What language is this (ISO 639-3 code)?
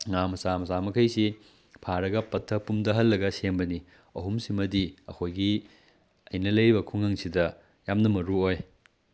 mni